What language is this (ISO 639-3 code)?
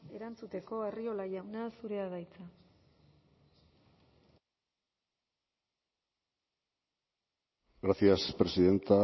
eus